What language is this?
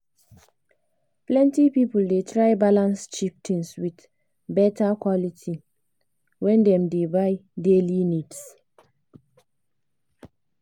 Nigerian Pidgin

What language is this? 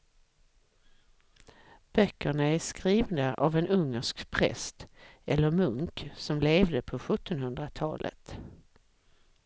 Swedish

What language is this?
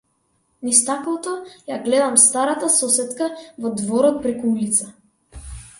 Macedonian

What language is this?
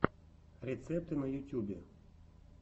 Russian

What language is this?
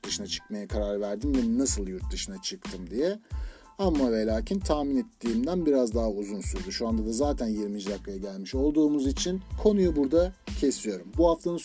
Turkish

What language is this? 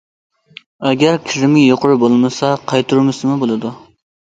Uyghur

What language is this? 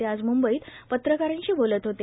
Marathi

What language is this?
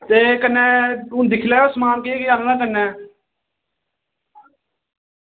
Dogri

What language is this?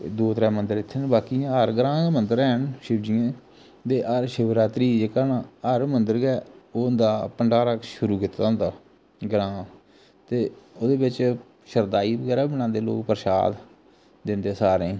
Dogri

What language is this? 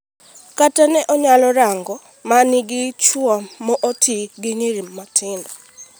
Luo (Kenya and Tanzania)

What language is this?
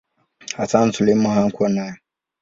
Swahili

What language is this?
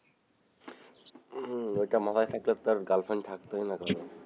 Bangla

